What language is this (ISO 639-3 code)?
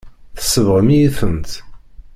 kab